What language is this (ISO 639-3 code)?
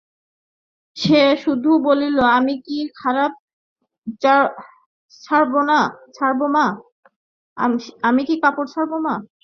ben